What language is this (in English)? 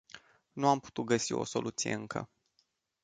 Romanian